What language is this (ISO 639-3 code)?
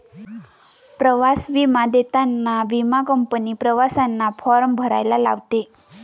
mar